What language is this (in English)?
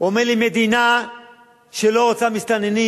Hebrew